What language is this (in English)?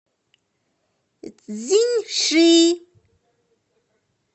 Russian